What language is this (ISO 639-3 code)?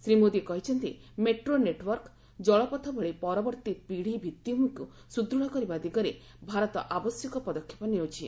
ori